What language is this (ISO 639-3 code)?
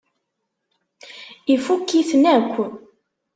kab